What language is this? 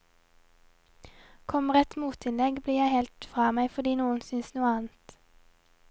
Norwegian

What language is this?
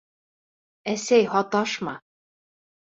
Bashkir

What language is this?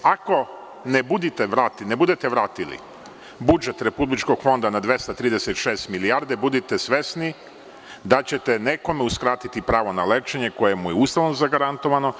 Serbian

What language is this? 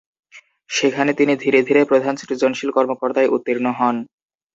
Bangla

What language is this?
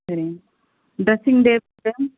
Tamil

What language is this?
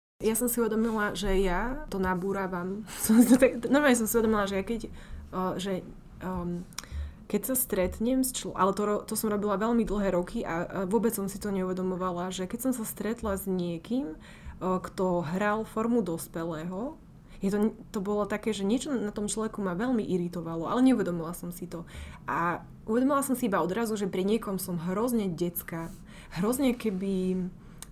Slovak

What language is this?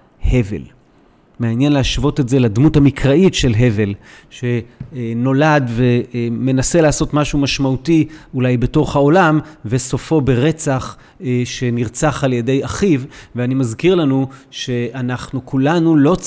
Hebrew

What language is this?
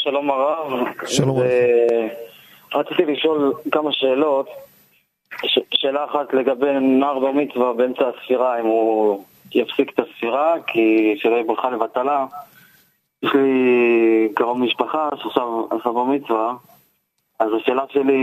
Hebrew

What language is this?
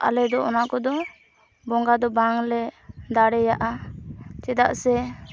Santali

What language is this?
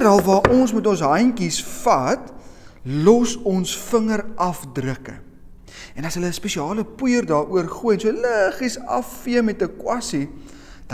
Dutch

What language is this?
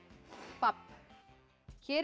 Icelandic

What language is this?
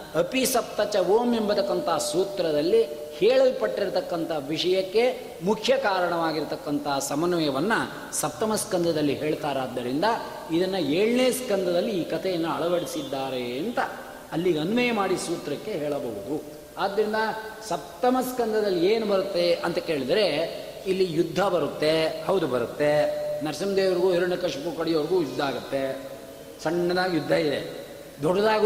Kannada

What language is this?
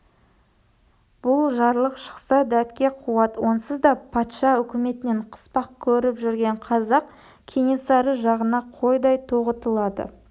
Kazakh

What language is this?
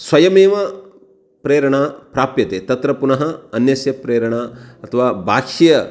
Sanskrit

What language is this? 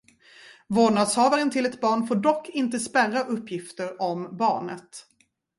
Swedish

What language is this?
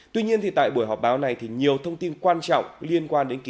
Vietnamese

